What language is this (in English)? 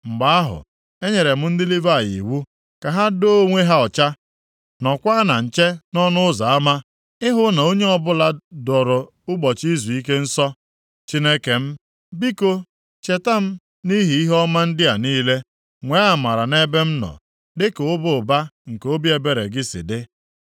Igbo